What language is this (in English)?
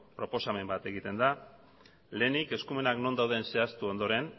Basque